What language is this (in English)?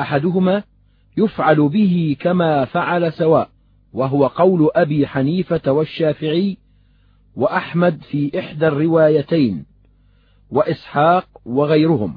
Arabic